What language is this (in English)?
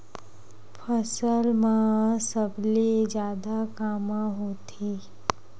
Chhattisgarhi